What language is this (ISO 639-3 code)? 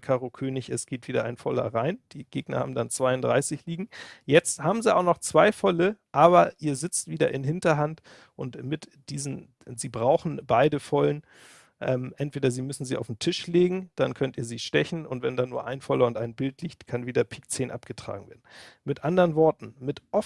deu